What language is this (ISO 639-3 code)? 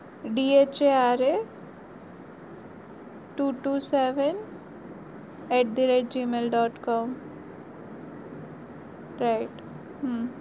guj